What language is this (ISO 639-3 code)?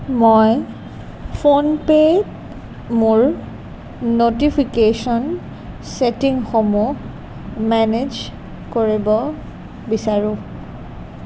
asm